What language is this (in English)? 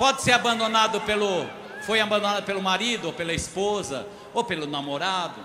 Portuguese